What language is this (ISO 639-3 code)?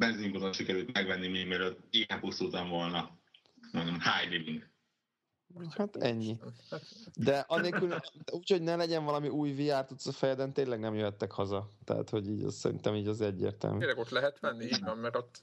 hun